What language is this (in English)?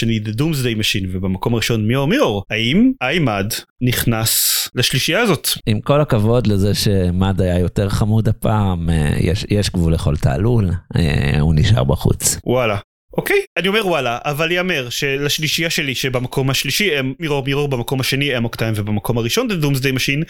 Hebrew